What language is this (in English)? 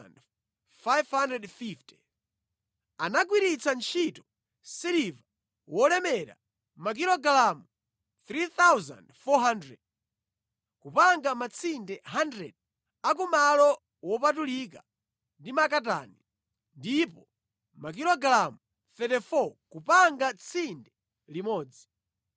Nyanja